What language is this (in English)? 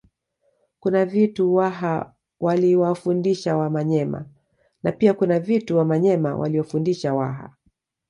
Swahili